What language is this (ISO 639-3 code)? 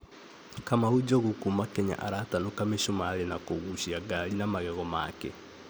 kik